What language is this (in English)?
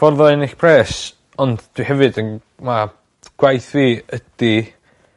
Welsh